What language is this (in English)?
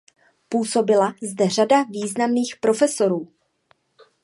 Czech